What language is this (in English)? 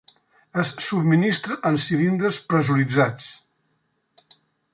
Catalan